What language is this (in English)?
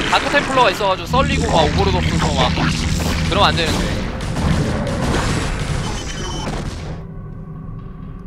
Korean